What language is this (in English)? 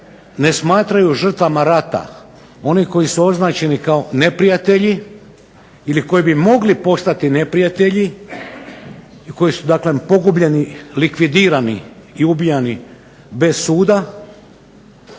Croatian